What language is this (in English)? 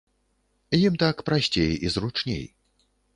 Belarusian